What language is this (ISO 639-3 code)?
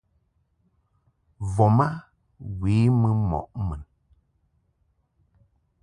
mhk